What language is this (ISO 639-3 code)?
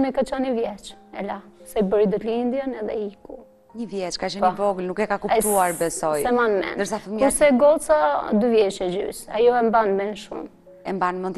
ron